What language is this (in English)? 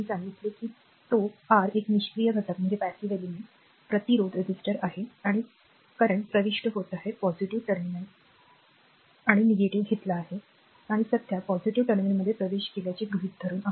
Marathi